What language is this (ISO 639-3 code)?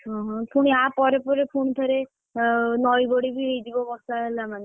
ori